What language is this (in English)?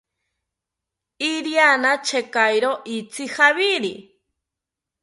South Ucayali Ashéninka